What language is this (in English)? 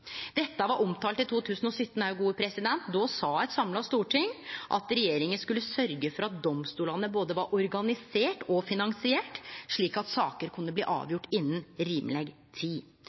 Norwegian Nynorsk